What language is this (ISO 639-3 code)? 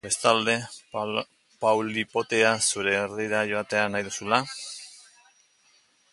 eus